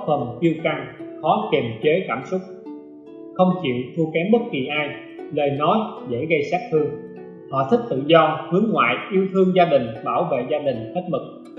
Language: Vietnamese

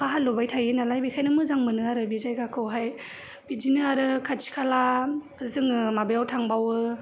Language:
Bodo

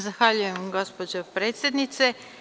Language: Serbian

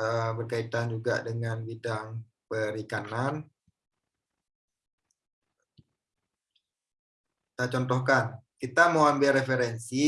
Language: Indonesian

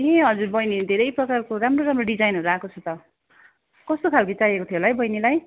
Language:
Nepali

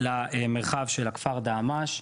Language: Hebrew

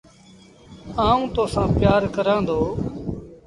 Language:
Sindhi Bhil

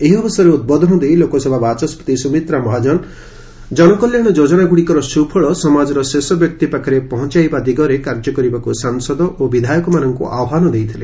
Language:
Odia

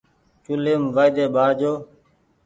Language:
Goaria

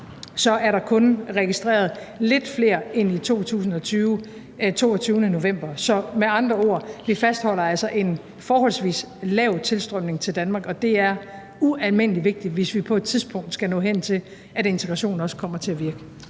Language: Danish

